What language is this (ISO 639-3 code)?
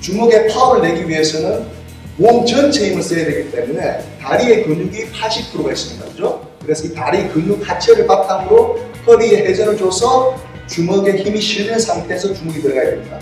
kor